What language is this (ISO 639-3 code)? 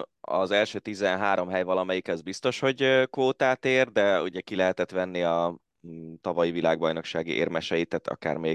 hun